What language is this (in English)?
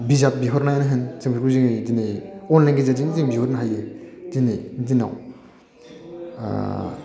Bodo